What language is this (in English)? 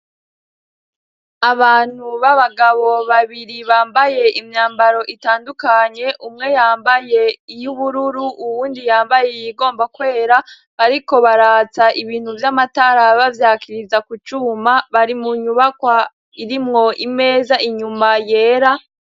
Rundi